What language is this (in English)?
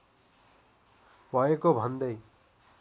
Nepali